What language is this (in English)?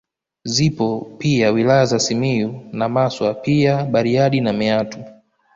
Swahili